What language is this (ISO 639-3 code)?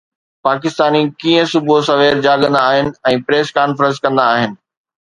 snd